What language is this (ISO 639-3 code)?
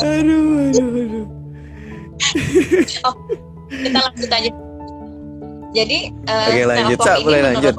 ind